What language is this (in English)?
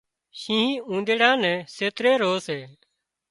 Wadiyara Koli